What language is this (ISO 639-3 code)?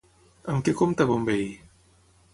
cat